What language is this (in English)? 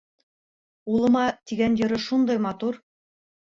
Bashkir